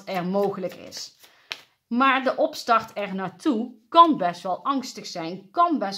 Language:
Dutch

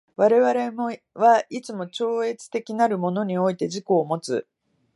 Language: Japanese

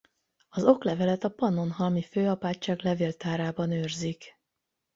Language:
Hungarian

